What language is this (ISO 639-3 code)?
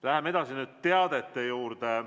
est